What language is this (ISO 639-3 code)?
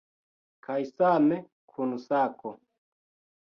epo